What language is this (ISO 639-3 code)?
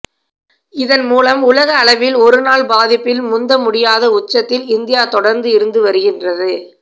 tam